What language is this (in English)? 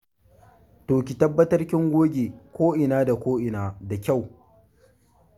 Hausa